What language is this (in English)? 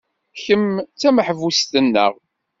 Kabyle